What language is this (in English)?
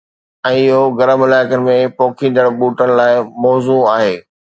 Sindhi